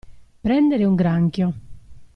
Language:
Italian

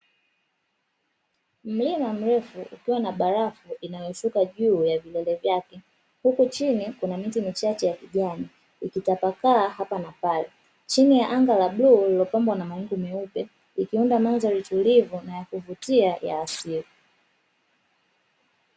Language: Swahili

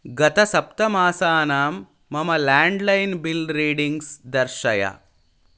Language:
Sanskrit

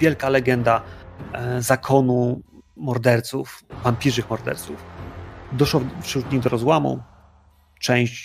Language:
Polish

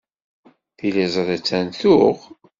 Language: Kabyle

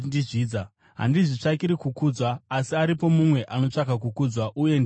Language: Shona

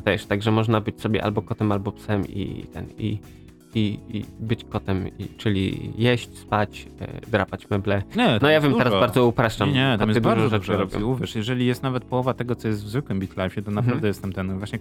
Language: Polish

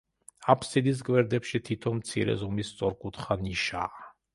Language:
Georgian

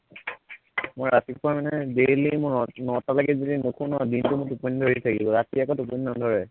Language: Assamese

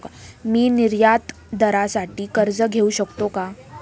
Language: Marathi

